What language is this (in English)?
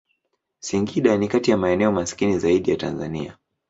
Swahili